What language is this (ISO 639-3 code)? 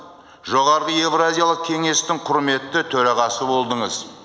kaz